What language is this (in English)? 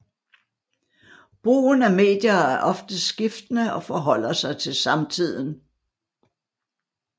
Danish